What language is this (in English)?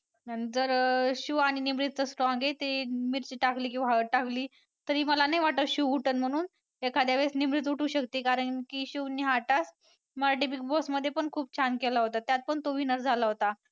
Marathi